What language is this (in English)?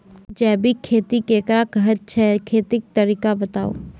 Maithili